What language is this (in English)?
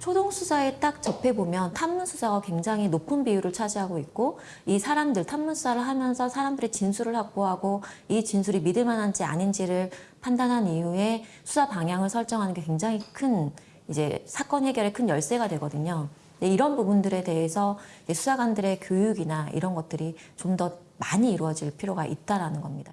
Korean